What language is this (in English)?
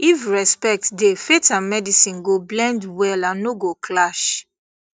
Nigerian Pidgin